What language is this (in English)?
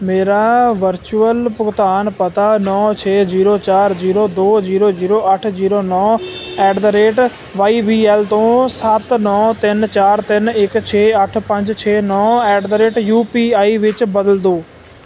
Punjabi